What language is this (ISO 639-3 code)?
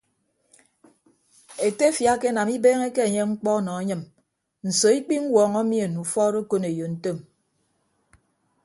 ibb